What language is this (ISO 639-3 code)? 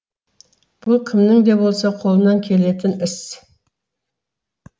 kaz